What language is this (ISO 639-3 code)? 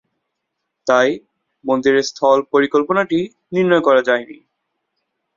ben